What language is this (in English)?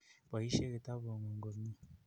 Kalenjin